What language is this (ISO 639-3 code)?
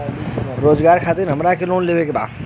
bho